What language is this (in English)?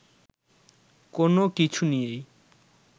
Bangla